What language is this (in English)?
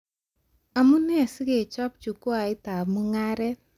Kalenjin